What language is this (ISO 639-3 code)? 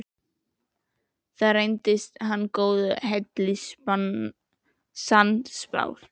isl